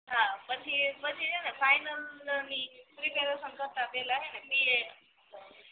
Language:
Gujarati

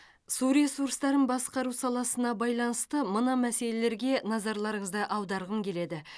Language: Kazakh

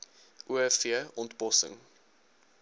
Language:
Afrikaans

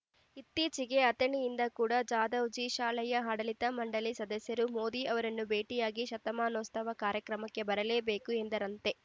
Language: Kannada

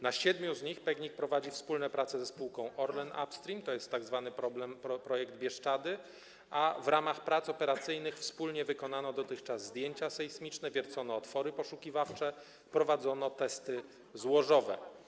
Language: Polish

